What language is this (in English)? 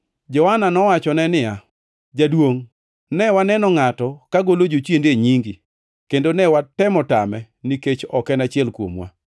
Luo (Kenya and Tanzania)